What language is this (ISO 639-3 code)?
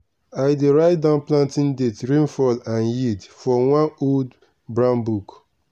pcm